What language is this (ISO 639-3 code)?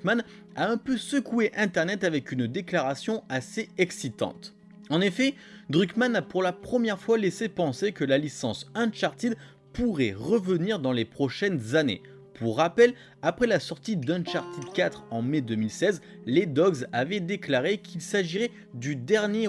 fra